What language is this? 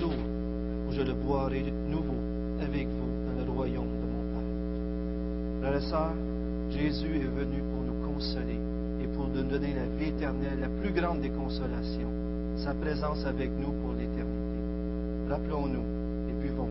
French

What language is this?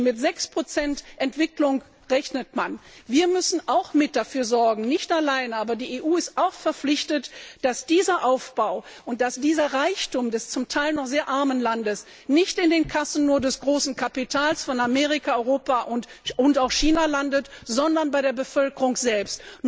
German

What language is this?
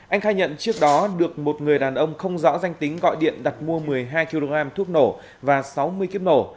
Vietnamese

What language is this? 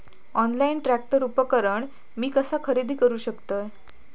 Marathi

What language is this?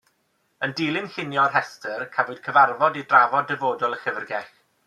Welsh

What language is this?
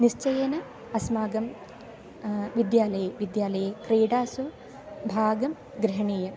Sanskrit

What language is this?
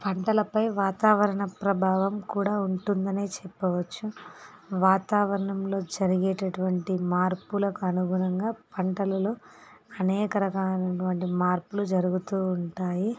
Telugu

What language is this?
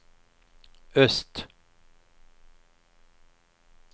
Swedish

